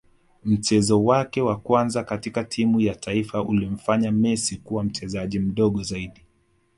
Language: Swahili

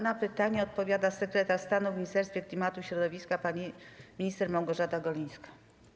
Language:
Polish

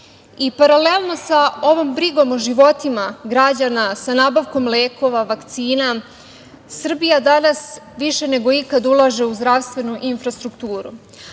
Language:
Serbian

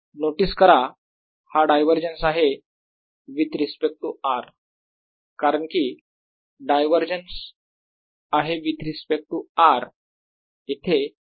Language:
Marathi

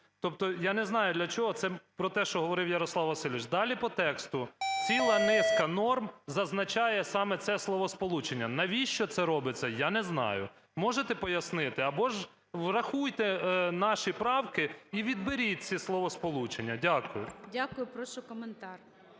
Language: Ukrainian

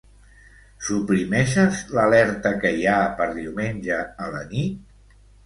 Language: Catalan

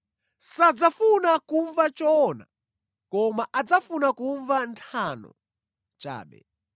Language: Nyanja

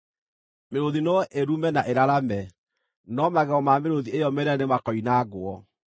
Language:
Kikuyu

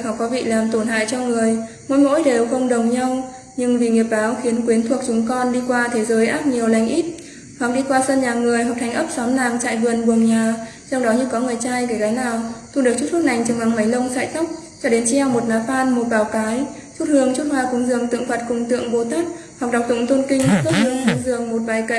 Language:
Vietnamese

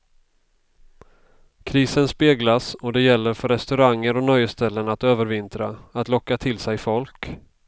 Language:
Swedish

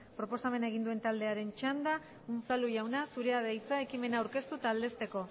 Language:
Basque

